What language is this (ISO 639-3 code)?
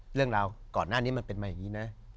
tha